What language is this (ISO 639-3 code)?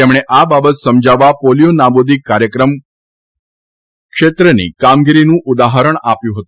guj